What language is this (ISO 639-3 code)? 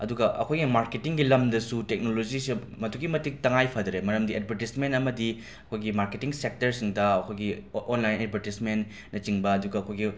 mni